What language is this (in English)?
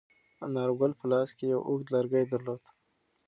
Pashto